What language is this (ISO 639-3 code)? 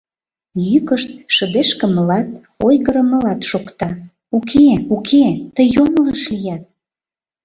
chm